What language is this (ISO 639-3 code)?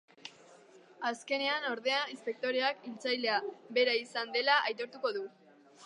eus